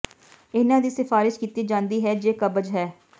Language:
Punjabi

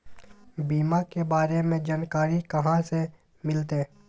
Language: Magahi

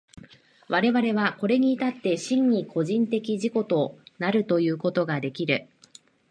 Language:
Japanese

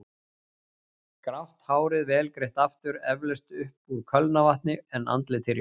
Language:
Icelandic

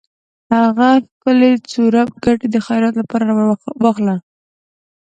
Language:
Pashto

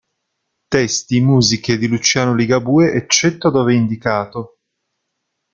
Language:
Italian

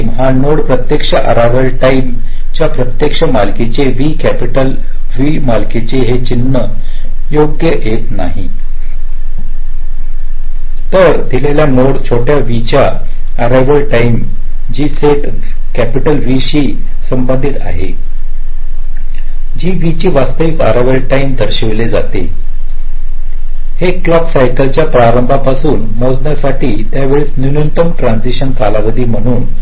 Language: Marathi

